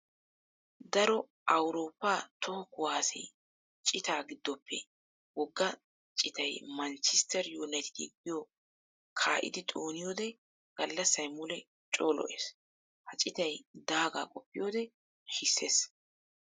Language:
Wolaytta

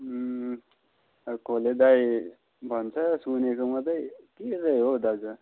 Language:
Nepali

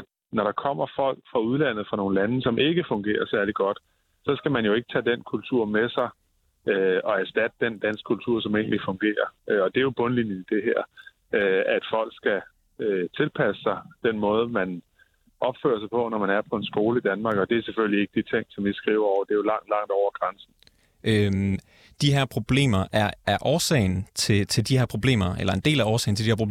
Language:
Danish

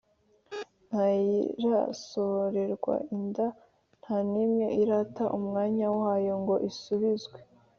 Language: Kinyarwanda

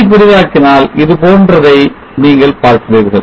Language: Tamil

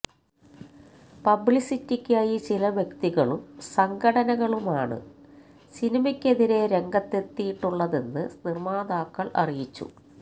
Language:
Malayalam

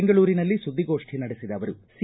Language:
Kannada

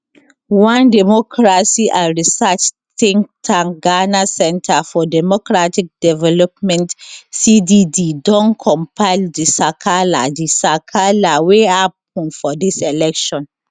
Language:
Nigerian Pidgin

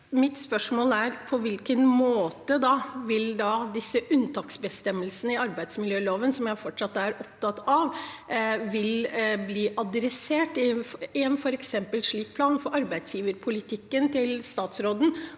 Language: Norwegian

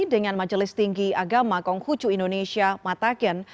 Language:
Indonesian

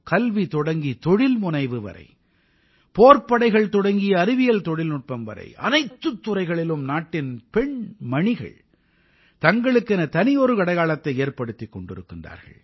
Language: Tamil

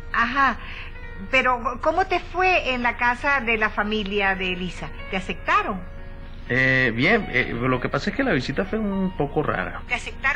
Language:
Spanish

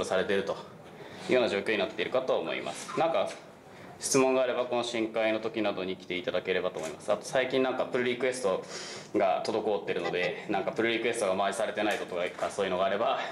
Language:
Japanese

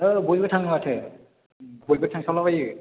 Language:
Bodo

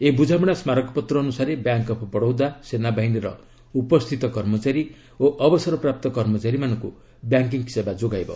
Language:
Odia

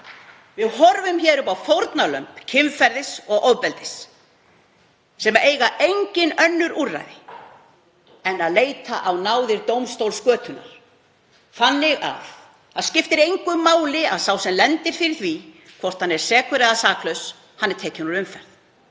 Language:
Icelandic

